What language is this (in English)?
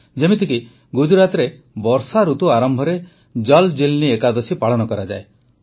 Odia